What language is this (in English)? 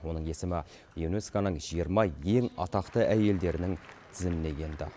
Kazakh